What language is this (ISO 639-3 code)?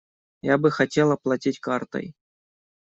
rus